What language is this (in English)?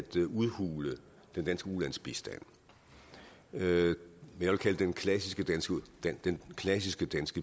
Danish